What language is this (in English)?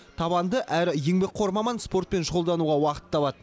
Kazakh